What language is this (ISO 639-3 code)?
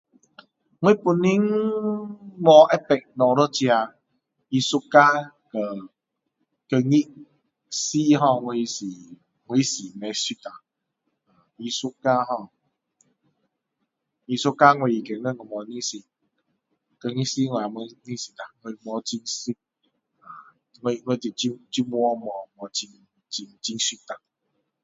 cdo